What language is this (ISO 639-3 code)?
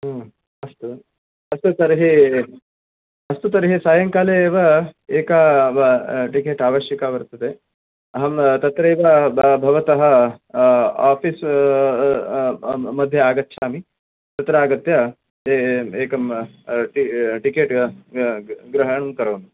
san